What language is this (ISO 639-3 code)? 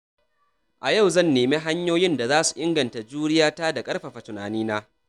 hau